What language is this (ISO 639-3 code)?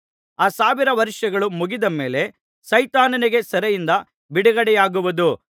kan